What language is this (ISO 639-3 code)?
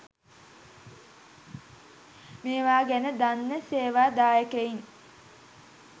sin